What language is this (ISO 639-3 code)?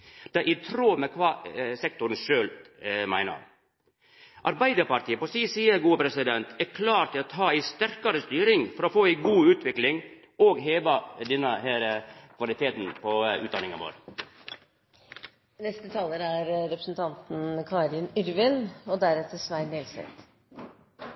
nor